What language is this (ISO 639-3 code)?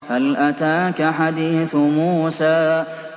ara